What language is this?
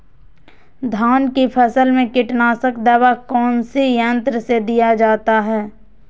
Magahi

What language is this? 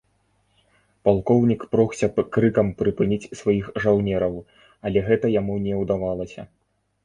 Belarusian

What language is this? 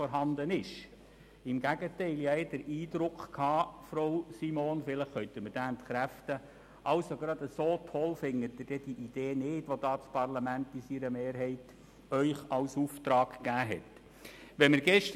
Swiss German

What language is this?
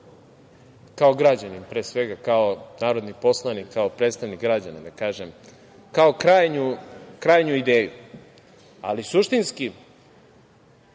Serbian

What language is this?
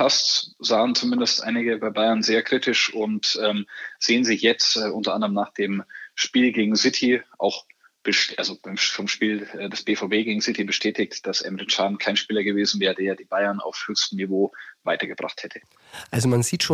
German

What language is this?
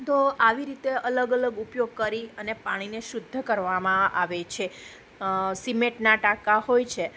Gujarati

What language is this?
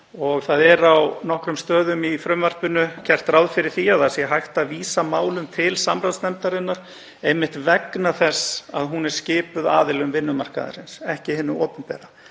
Icelandic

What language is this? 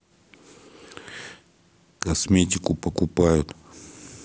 Russian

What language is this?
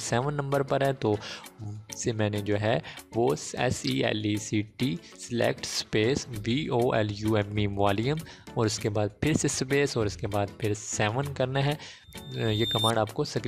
Hindi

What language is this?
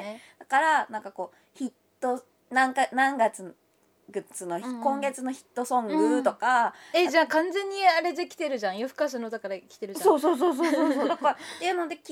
Japanese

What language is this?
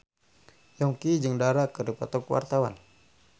Sundanese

